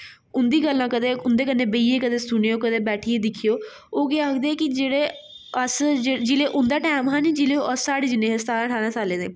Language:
Dogri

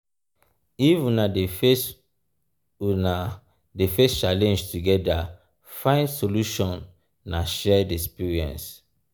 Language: Nigerian Pidgin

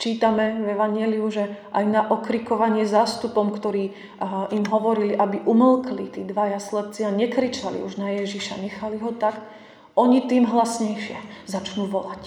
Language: Slovak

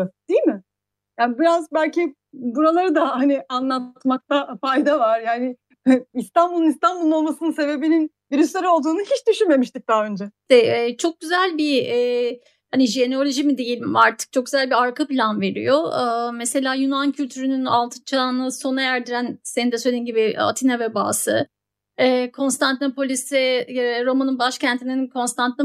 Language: Turkish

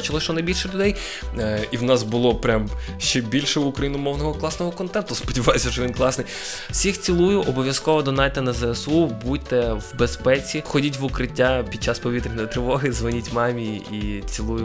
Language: Ukrainian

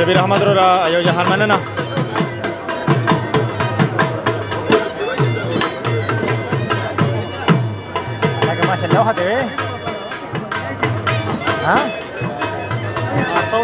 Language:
Arabic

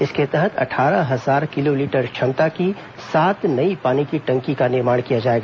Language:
Hindi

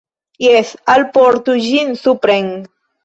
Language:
Esperanto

